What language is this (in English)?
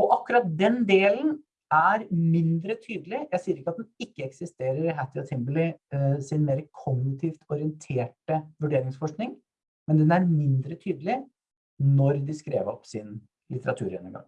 Norwegian